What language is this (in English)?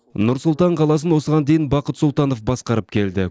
Kazakh